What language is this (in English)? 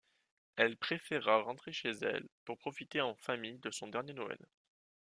French